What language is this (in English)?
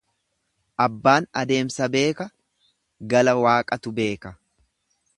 Oromo